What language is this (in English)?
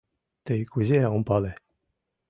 Mari